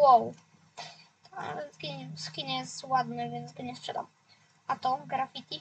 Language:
Polish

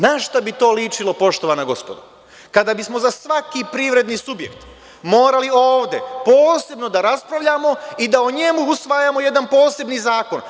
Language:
Serbian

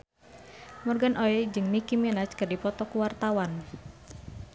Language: Sundanese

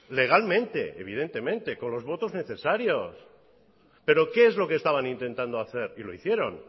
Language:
Spanish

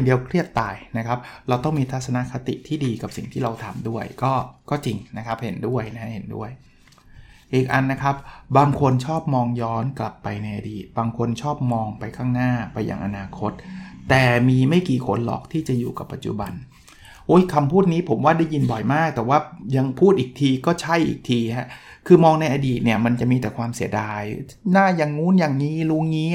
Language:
Thai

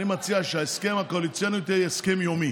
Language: Hebrew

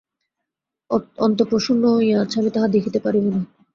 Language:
Bangla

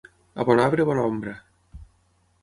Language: Catalan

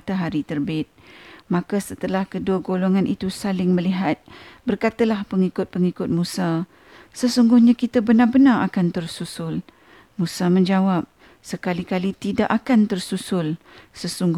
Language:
Malay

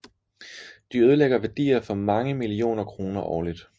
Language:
Danish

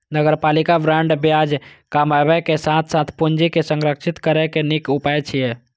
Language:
Maithili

